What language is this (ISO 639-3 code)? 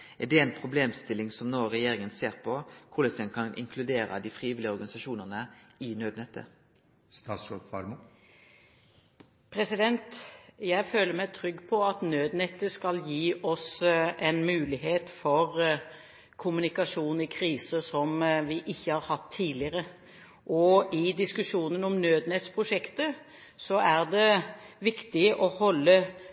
nor